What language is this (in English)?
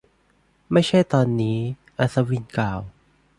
Thai